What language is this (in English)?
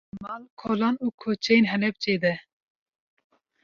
Kurdish